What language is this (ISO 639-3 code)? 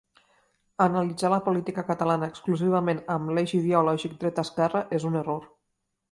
cat